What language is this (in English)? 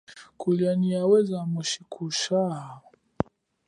Chokwe